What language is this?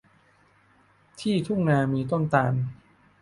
Thai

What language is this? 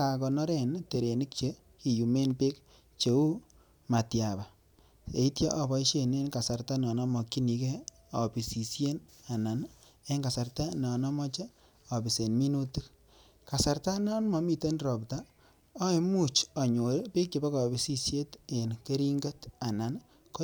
Kalenjin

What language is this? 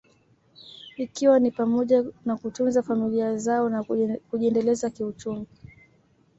Swahili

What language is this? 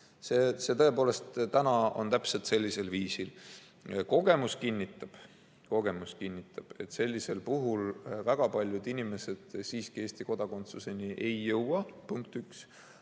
Estonian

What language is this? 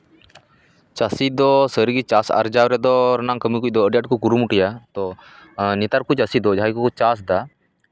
Santali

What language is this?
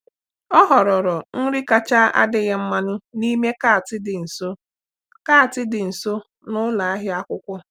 Igbo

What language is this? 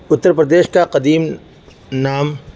Urdu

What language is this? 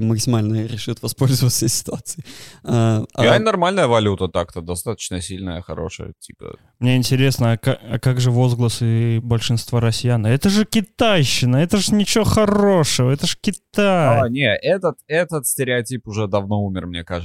Russian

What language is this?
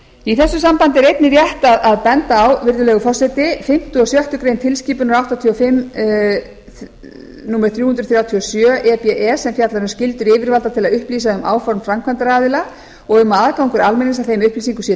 Icelandic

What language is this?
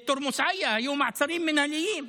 Hebrew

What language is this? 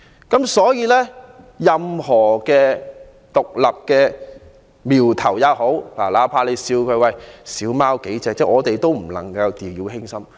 Cantonese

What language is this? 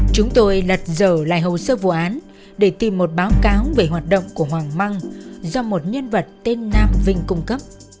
Vietnamese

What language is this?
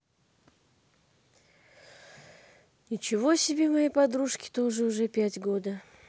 Russian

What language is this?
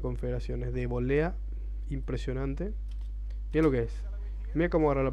Spanish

